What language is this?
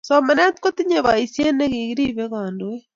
Kalenjin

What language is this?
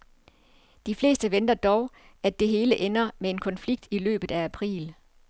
Danish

